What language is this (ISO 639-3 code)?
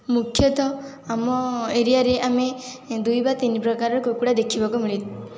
ori